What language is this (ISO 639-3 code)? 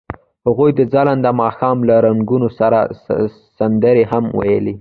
pus